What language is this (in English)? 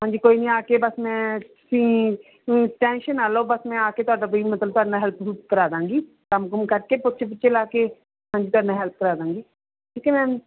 Punjabi